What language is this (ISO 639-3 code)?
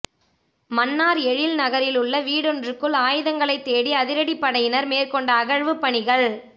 tam